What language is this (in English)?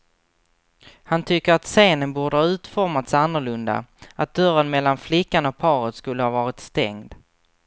Swedish